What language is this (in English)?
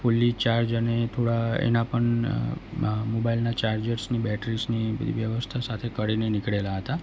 Gujarati